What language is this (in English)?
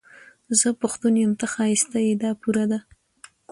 Pashto